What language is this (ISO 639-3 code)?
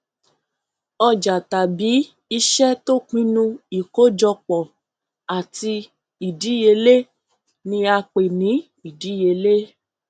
yor